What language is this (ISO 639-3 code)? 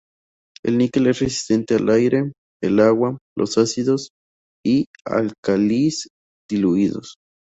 spa